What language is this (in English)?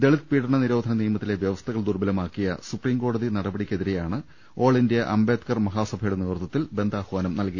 Malayalam